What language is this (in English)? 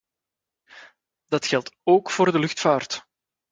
Dutch